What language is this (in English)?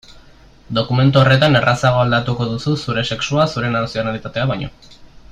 Basque